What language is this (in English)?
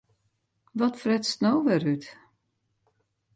Western Frisian